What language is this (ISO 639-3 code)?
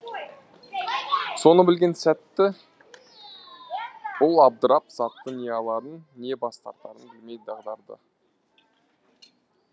kaz